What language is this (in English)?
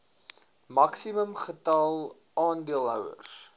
Afrikaans